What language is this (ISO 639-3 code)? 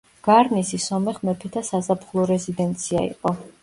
kat